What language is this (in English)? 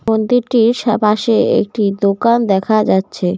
Bangla